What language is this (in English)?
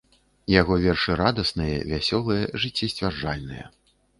Belarusian